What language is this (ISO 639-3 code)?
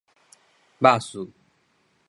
nan